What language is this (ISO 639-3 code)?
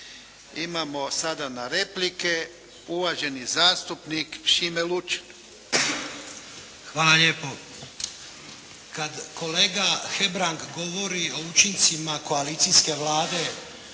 hrv